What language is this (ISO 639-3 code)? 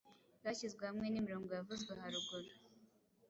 kin